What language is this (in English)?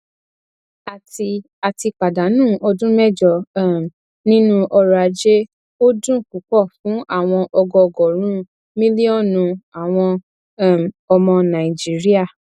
Yoruba